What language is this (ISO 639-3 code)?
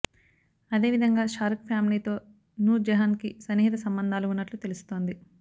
tel